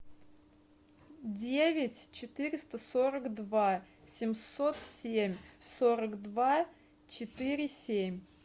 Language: Russian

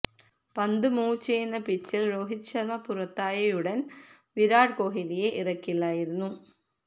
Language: Malayalam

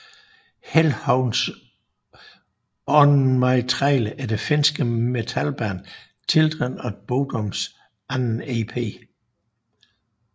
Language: Danish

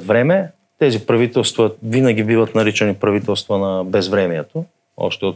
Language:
Bulgarian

